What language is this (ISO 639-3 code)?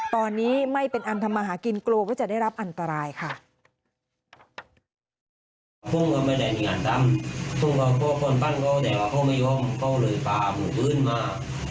tha